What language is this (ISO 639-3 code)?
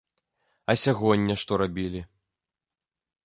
bel